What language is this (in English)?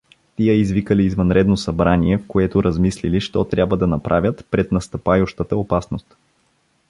Bulgarian